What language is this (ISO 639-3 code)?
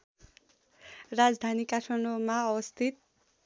nep